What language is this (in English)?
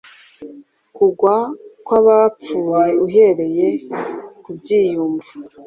Kinyarwanda